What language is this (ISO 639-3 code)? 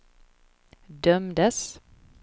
swe